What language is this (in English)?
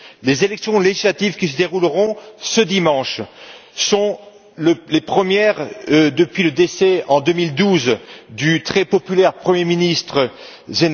French